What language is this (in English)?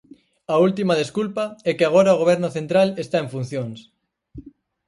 Galician